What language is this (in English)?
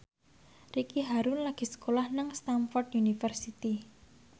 Javanese